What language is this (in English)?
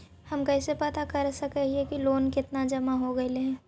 Magahi